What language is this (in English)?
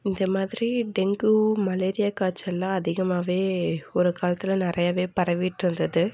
Tamil